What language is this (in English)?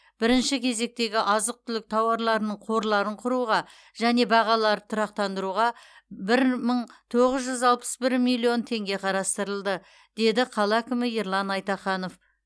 Kazakh